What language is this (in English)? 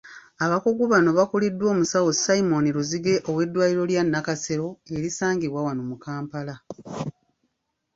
Ganda